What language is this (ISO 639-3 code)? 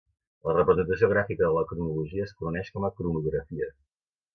cat